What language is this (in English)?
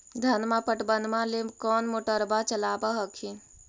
Magahi